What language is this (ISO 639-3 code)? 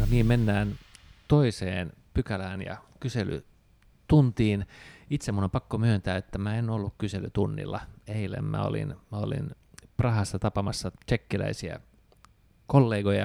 fin